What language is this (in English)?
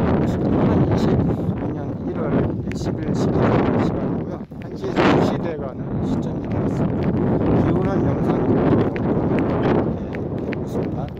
Korean